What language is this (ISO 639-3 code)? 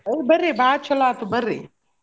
kan